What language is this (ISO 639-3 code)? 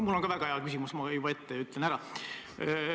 est